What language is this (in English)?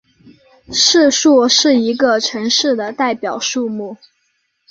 Chinese